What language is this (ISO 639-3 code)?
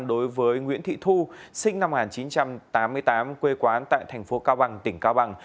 vie